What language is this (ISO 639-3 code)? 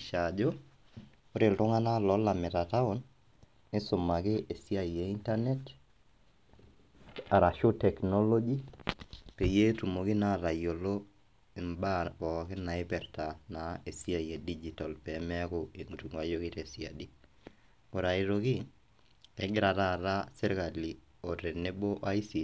mas